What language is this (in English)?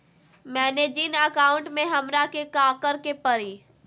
Magahi